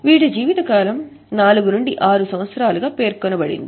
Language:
Telugu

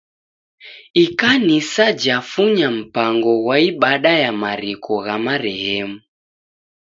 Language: Taita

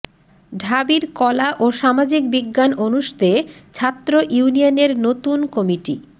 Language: Bangla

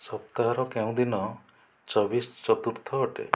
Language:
Odia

